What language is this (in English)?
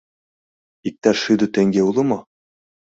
Mari